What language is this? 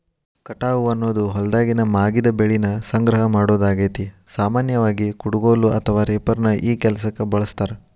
Kannada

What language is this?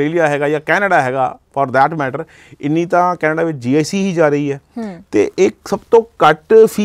Punjabi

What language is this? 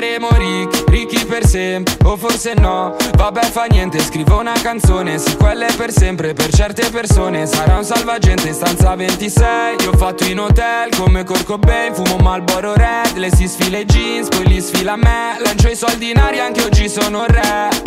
Italian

